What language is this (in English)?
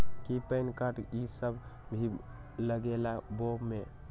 Magahi